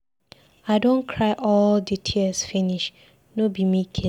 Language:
Nigerian Pidgin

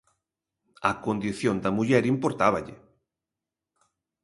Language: Galician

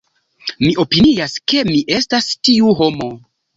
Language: Esperanto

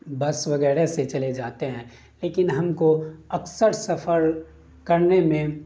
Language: Urdu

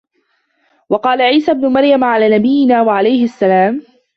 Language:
Arabic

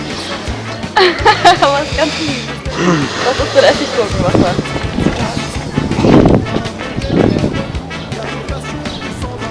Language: German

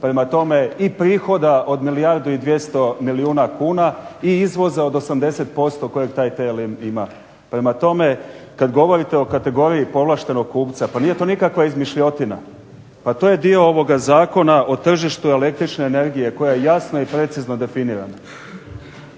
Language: Croatian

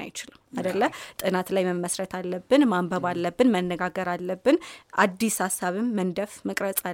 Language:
Amharic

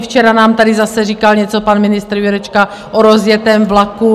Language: Czech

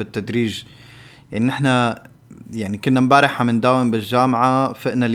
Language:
Arabic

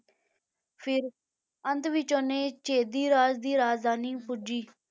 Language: Punjabi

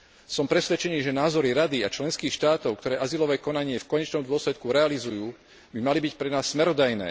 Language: Slovak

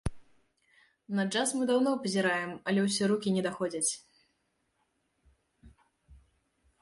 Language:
Belarusian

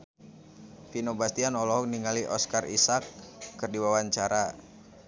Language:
Sundanese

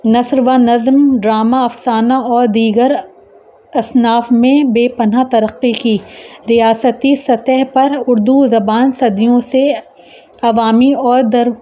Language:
Urdu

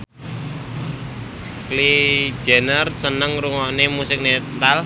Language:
Javanese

